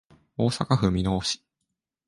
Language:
Japanese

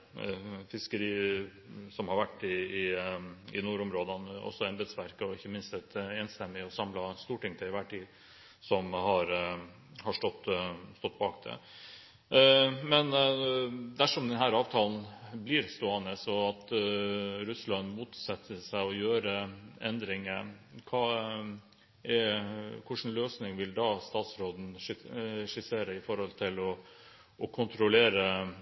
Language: Norwegian Bokmål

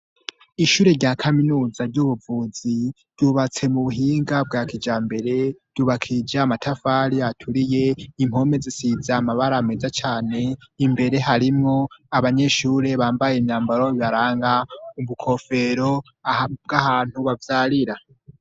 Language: Rundi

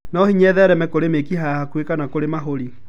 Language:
Kikuyu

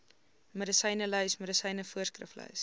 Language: Afrikaans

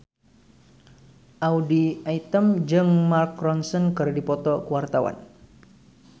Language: Sundanese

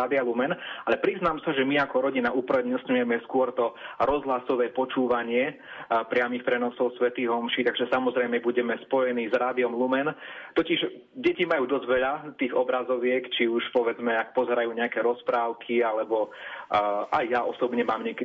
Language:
Slovak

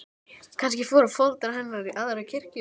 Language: Icelandic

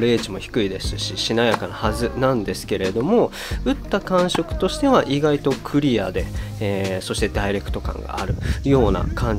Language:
Japanese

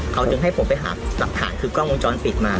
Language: Thai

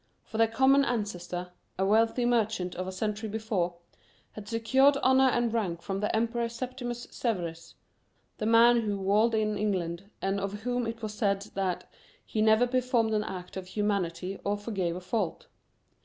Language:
English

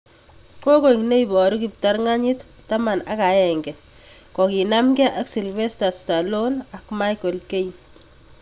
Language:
Kalenjin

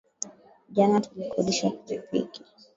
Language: Swahili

